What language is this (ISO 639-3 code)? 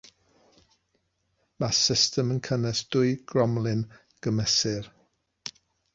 cym